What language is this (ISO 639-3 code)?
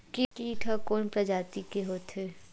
hne